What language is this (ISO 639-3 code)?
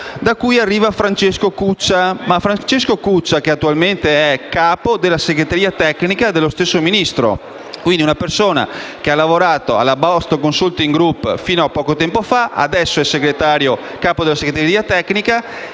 ita